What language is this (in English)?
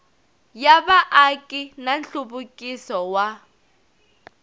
Tsonga